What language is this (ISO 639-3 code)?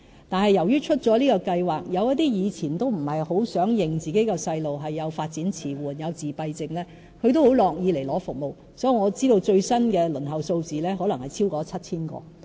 yue